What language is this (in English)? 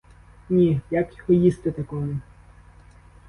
Ukrainian